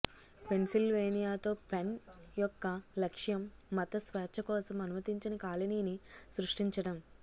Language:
Telugu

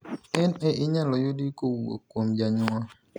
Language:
Luo (Kenya and Tanzania)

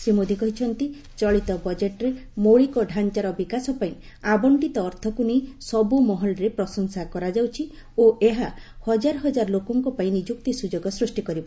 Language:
Odia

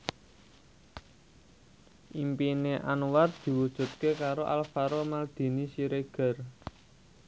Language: Javanese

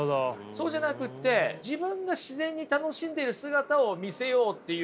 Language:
Japanese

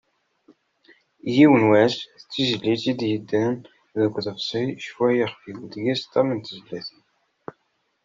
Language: Kabyle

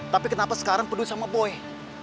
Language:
Indonesian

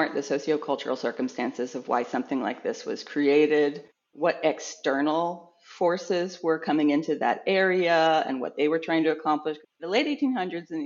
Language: English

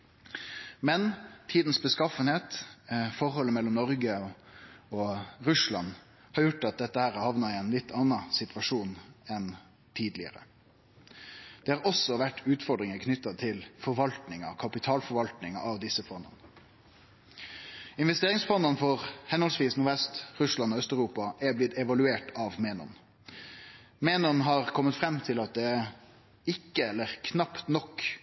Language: Norwegian Nynorsk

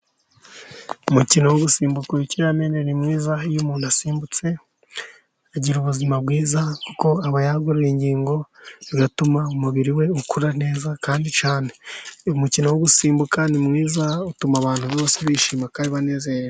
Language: Kinyarwanda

